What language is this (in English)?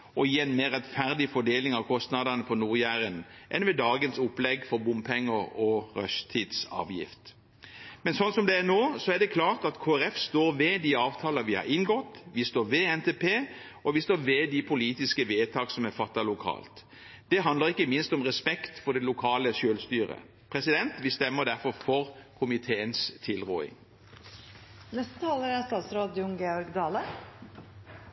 Norwegian Bokmål